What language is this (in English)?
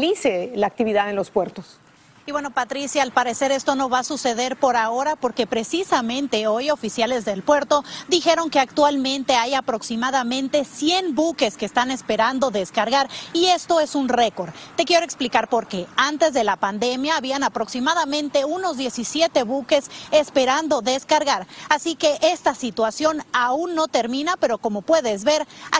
Spanish